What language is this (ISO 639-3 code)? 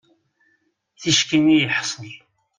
kab